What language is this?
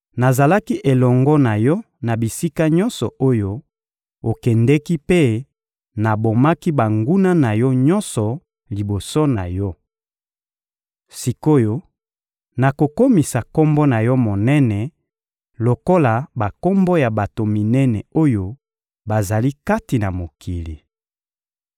Lingala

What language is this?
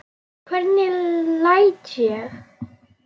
Icelandic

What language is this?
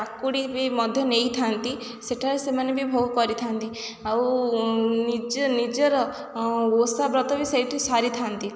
Odia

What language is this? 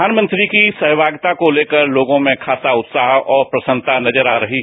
Hindi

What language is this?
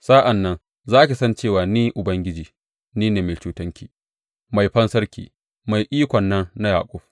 Hausa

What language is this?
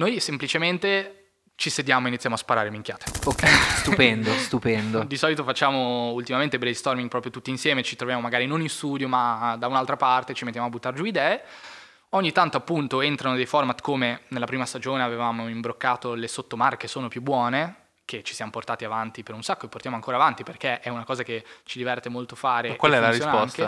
Italian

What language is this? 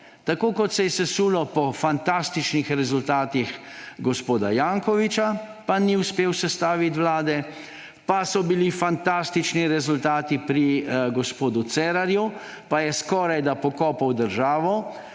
Slovenian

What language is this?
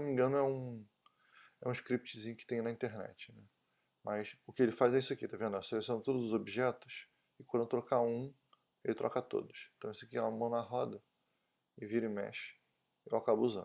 Portuguese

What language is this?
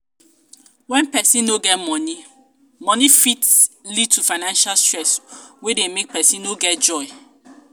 Nigerian Pidgin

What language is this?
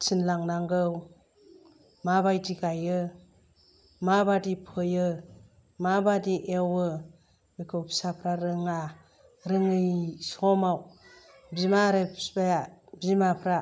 Bodo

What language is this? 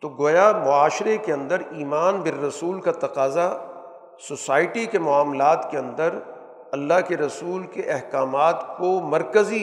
Urdu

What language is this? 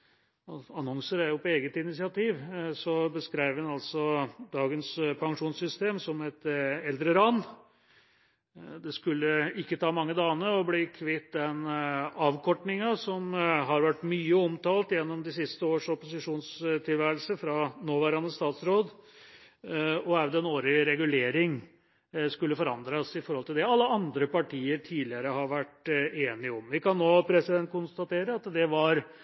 Norwegian Bokmål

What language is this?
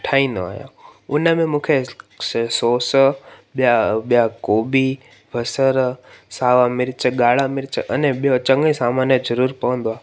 Sindhi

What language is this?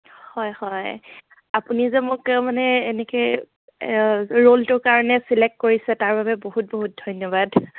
Assamese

